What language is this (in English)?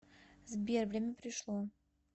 Russian